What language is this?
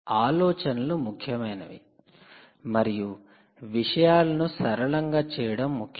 Telugu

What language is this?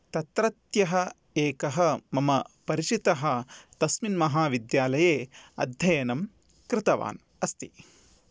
Sanskrit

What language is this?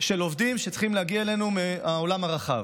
Hebrew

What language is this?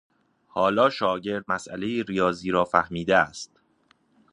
Persian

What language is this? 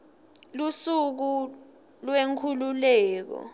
Swati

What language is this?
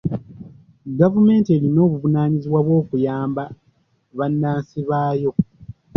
Ganda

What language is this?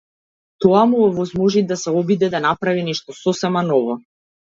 Macedonian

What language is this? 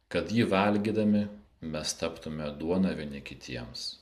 Lithuanian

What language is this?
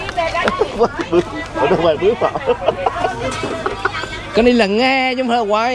Vietnamese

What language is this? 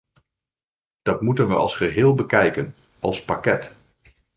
Dutch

